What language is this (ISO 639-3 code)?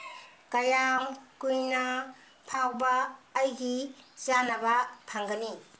mni